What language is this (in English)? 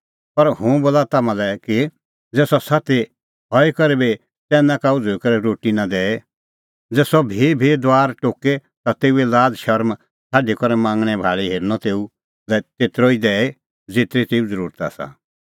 Kullu Pahari